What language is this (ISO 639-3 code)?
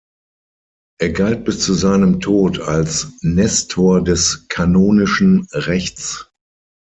deu